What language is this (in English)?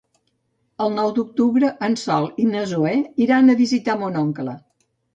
Catalan